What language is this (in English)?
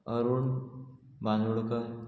Konkani